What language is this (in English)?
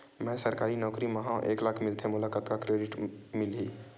Chhattisgarhi